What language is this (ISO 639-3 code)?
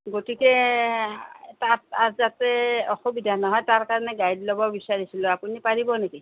asm